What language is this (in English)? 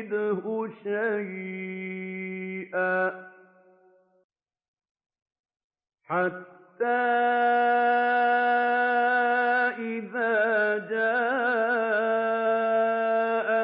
Arabic